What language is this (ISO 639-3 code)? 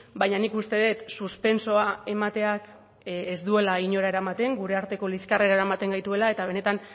eus